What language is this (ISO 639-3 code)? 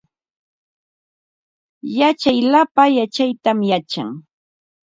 qva